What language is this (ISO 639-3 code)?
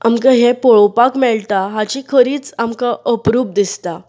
kok